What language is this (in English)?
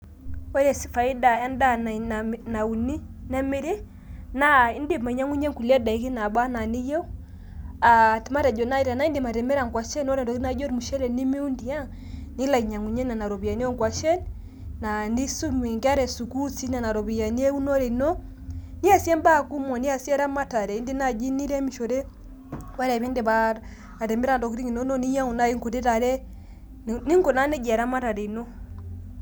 Masai